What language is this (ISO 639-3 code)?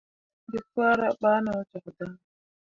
mua